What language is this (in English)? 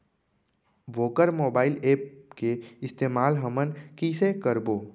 Chhattisgarhi